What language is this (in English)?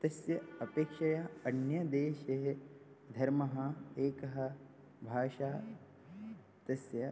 Sanskrit